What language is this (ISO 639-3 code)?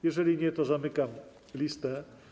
pol